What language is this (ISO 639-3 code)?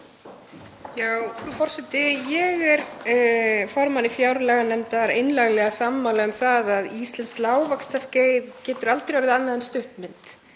isl